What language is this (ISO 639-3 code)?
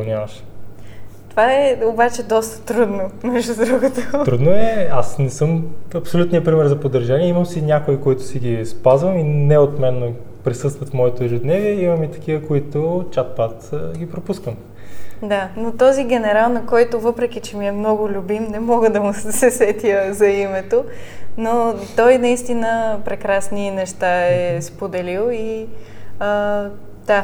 bul